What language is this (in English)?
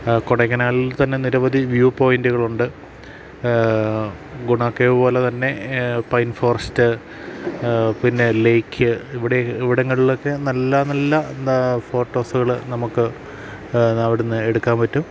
Malayalam